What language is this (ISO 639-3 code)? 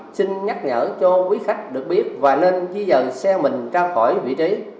vie